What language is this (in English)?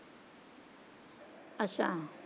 Punjabi